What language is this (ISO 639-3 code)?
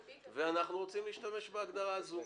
heb